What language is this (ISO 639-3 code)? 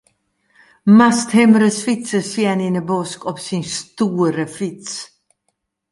fry